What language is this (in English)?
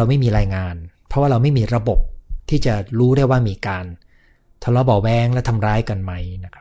Thai